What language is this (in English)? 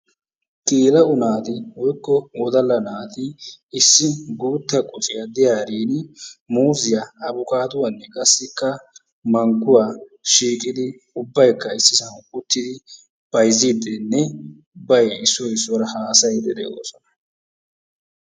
Wolaytta